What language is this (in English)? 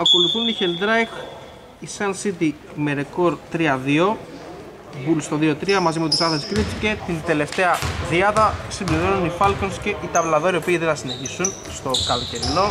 Greek